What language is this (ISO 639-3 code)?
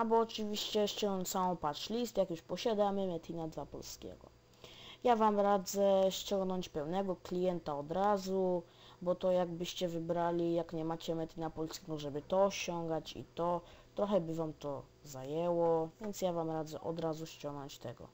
pol